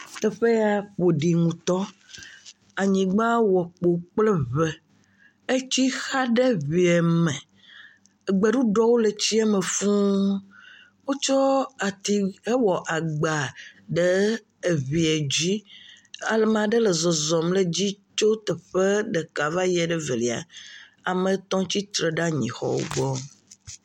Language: Ewe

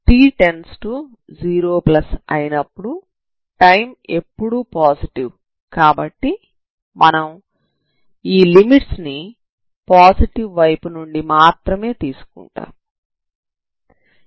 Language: Telugu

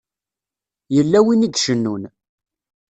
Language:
Kabyle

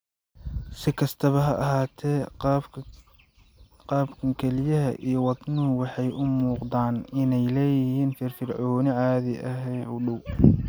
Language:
Somali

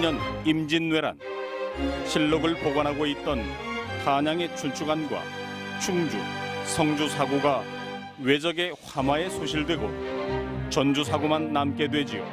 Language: Korean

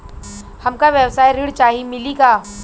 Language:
Bhojpuri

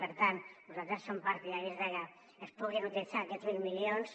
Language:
Catalan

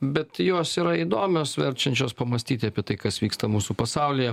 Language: Lithuanian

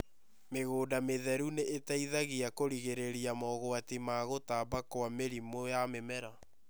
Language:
Kikuyu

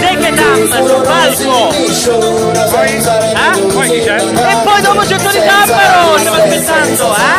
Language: Italian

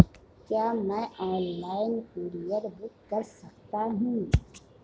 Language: Hindi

